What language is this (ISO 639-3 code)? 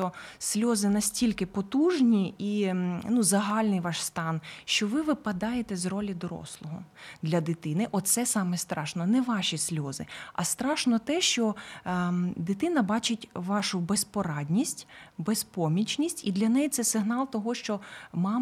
ukr